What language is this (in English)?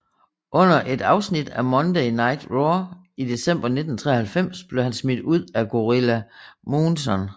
Danish